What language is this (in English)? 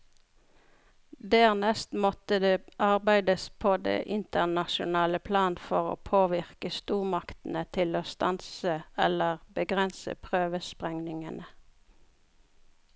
Norwegian